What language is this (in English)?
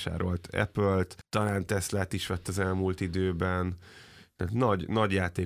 Hungarian